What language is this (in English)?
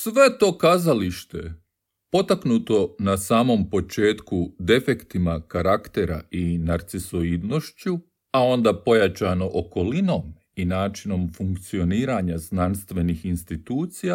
Croatian